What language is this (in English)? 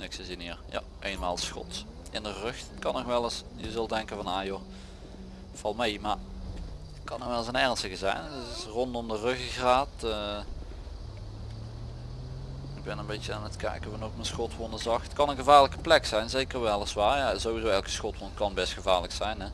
Dutch